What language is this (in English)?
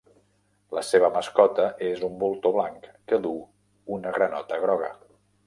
Catalan